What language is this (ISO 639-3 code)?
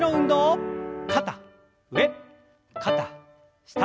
jpn